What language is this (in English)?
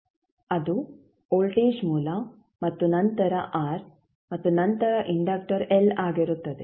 Kannada